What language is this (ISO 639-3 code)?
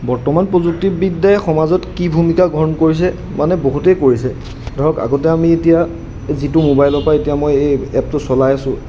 asm